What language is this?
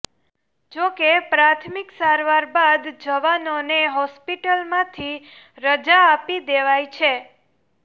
Gujarati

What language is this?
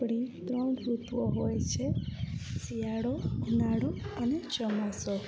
Gujarati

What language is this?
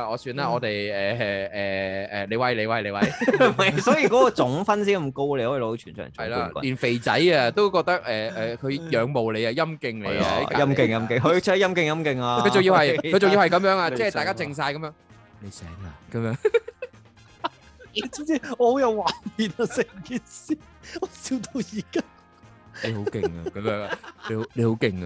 Chinese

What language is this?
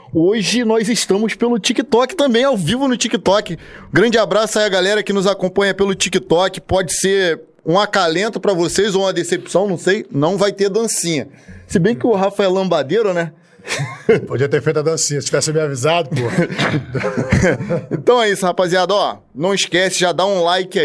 Portuguese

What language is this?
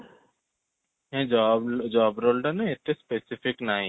Odia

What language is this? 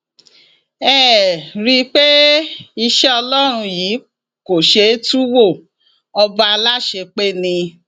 Yoruba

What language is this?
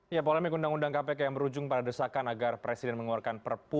Indonesian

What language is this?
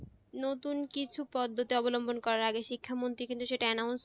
Bangla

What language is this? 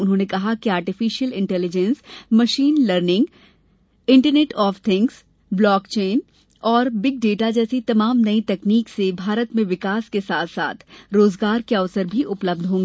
Hindi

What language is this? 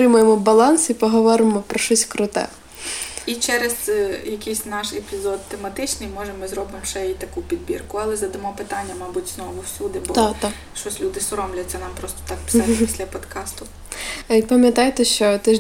Ukrainian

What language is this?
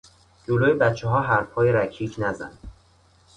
Persian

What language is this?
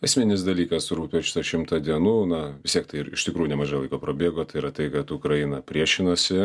Lithuanian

